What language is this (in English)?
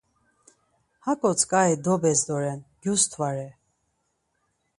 Laz